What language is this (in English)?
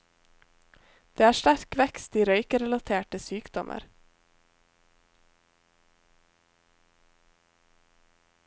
Norwegian